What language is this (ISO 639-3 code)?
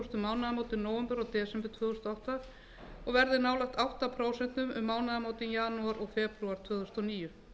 isl